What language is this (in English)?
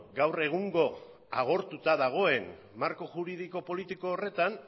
Basque